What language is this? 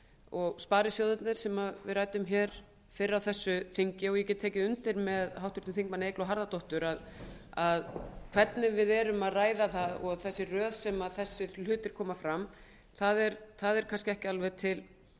Icelandic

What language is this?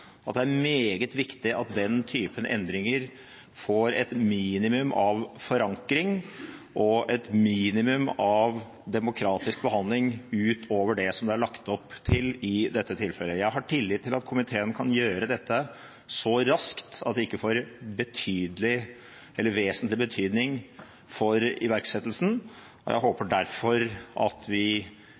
Norwegian Bokmål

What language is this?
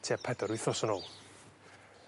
Welsh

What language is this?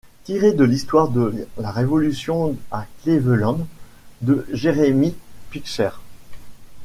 French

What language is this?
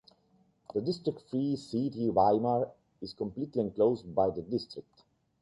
English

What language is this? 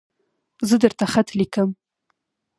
Pashto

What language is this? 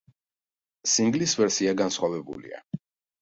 Georgian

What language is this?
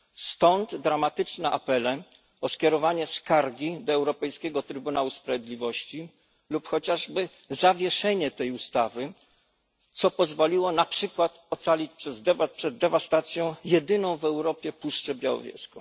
Polish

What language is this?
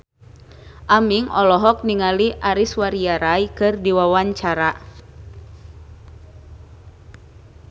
Sundanese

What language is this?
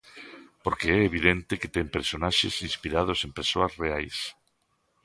Galician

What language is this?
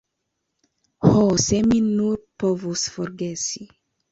Esperanto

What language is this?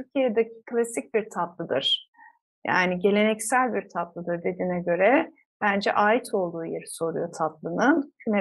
Turkish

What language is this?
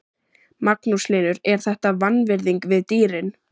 Icelandic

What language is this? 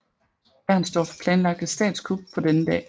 Danish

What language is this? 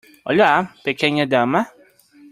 Spanish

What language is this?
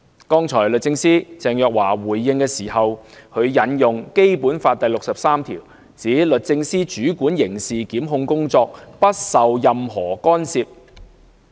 Cantonese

